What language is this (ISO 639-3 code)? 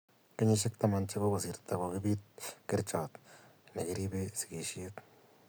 kln